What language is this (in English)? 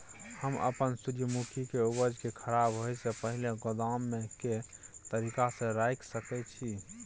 Maithili